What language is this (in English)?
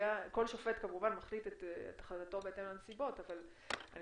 Hebrew